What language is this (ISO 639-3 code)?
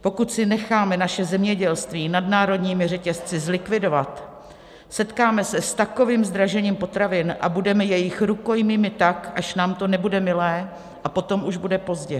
ces